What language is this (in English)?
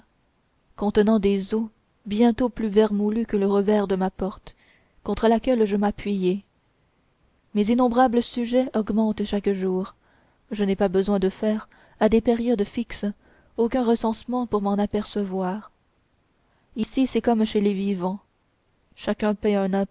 French